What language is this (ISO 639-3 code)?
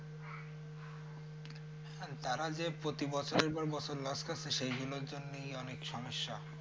ben